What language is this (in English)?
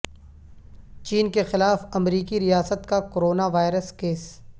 Urdu